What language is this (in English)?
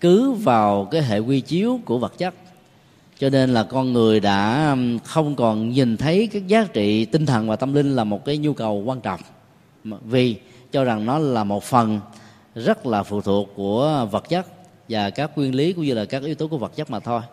Vietnamese